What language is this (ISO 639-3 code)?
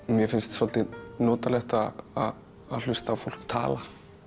isl